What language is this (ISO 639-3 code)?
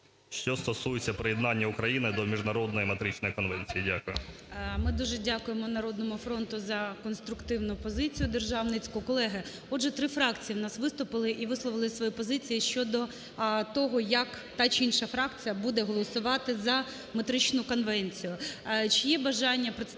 ukr